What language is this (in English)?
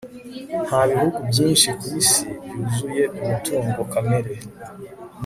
Kinyarwanda